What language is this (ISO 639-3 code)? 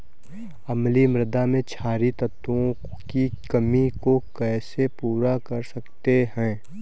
hin